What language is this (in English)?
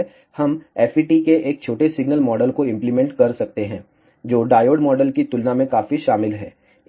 Hindi